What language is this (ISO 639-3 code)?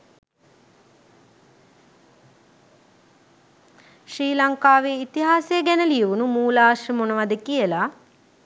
sin